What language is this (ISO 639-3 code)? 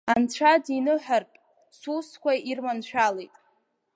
abk